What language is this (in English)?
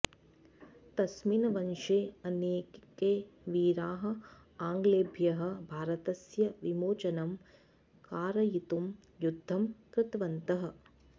Sanskrit